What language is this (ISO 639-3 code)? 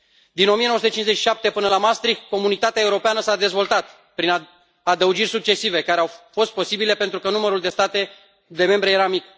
ron